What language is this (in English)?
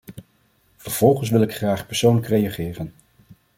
Dutch